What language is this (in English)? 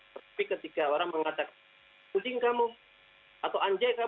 Indonesian